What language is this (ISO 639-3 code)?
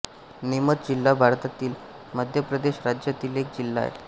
mar